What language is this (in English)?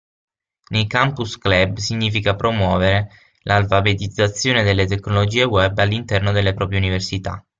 Italian